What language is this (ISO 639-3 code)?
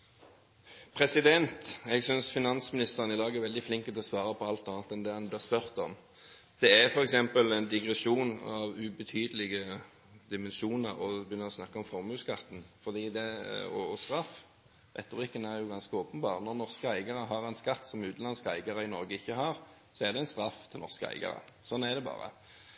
nor